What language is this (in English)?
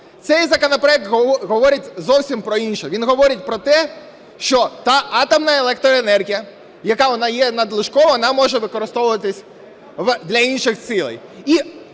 Ukrainian